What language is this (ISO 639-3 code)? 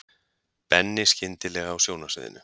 isl